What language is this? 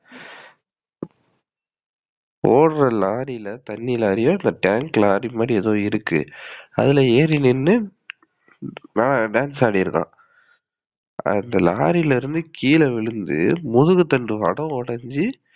Tamil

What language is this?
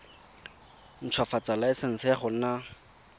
Tswana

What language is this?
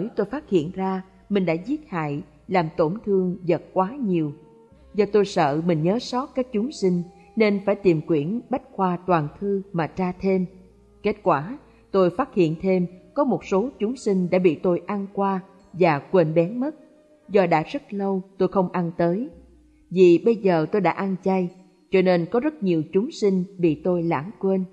Vietnamese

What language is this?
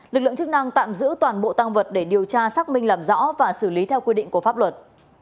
Vietnamese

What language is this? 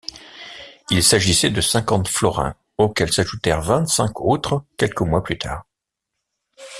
French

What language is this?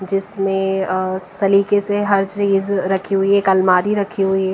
Hindi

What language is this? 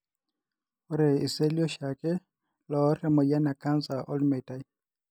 Masai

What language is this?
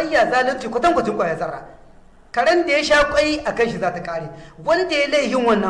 Hausa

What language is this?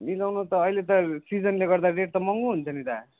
Nepali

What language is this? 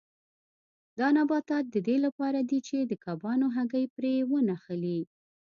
Pashto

